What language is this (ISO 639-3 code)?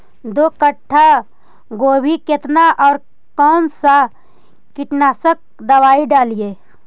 mag